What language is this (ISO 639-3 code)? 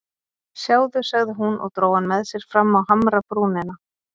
isl